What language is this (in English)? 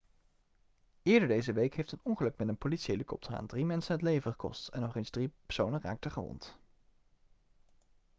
Dutch